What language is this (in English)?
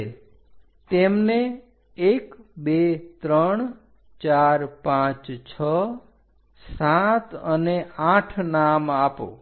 Gujarati